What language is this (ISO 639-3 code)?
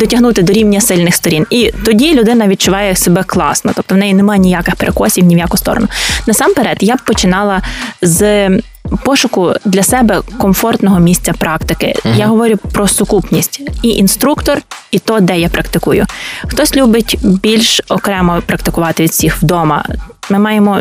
ukr